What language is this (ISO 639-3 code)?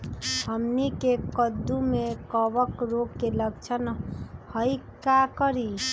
mag